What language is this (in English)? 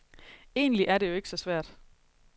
Danish